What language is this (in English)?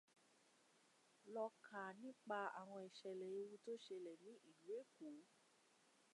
Yoruba